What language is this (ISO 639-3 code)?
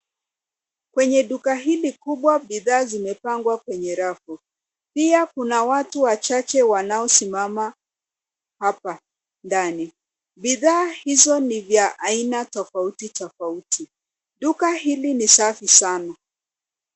swa